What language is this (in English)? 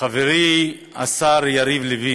Hebrew